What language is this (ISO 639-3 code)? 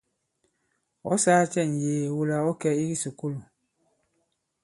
abb